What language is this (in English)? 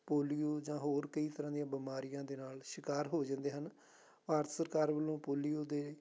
Punjabi